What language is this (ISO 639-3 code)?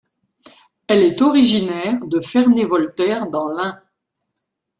fra